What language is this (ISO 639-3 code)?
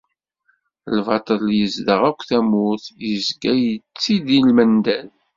kab